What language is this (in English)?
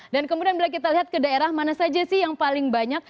Indonesian